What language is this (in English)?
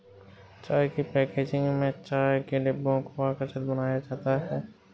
Hindi